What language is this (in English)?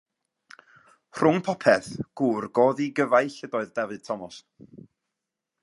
Welsh